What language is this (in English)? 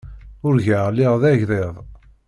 Kabyle